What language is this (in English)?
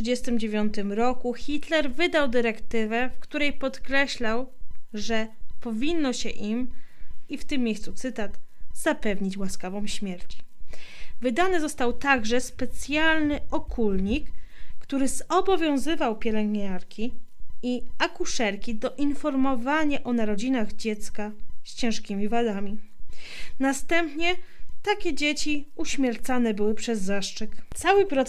Polish